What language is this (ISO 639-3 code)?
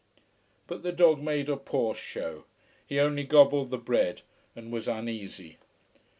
eng